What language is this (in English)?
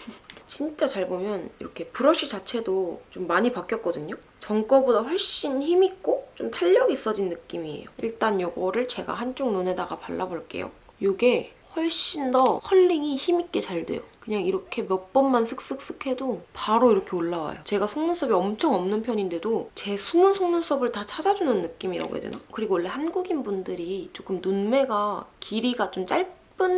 Korean